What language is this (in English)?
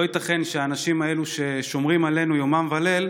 Hebrew